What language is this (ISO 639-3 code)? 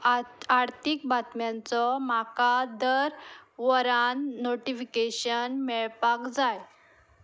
kok